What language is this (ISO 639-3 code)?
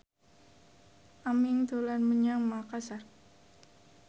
jav